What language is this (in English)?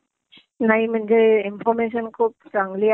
Marathi